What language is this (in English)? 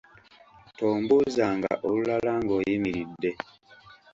Ganda